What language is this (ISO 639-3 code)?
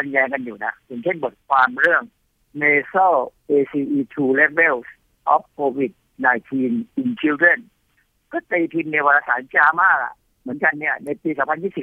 tha